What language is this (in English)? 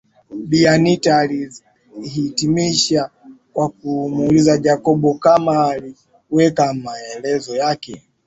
Swahili